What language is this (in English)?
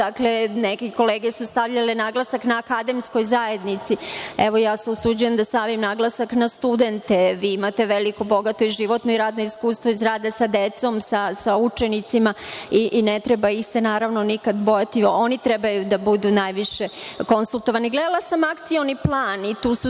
Serbian